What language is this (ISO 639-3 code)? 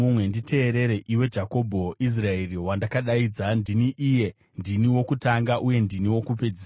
sna